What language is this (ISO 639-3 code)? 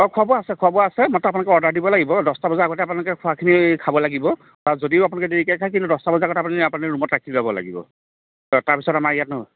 asm